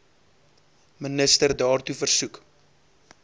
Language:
Afrikaans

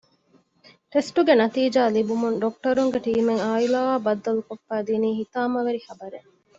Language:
Divehi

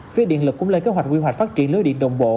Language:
Vietnamese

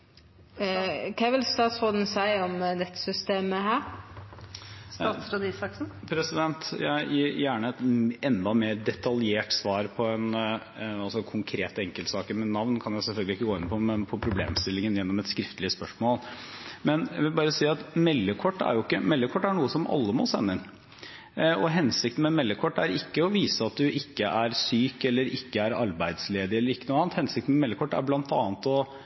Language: Norwegian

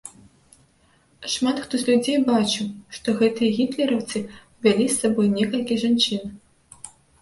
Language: Belarusian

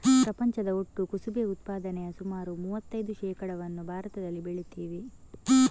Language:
Kannada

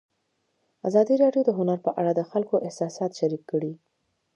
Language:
Pashto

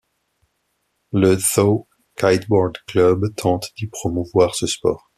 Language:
French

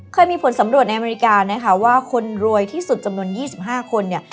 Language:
Thai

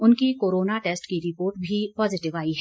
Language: Hindi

